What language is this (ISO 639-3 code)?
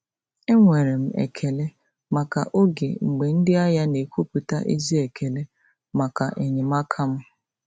ibo